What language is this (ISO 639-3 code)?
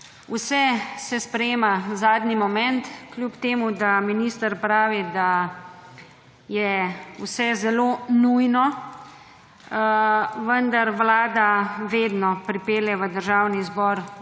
slv